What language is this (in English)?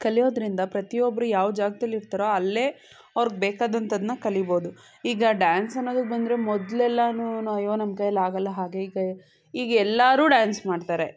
Kannada